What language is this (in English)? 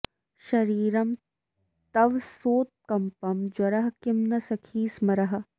Sanskrit